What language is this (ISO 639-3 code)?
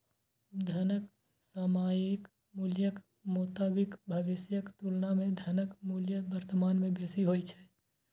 mai